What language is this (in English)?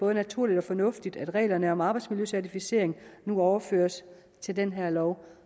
Danish